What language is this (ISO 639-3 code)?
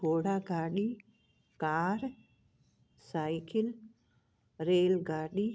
snd